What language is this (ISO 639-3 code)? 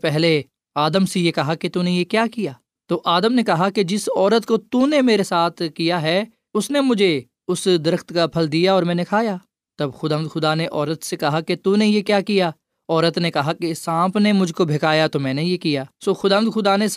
urd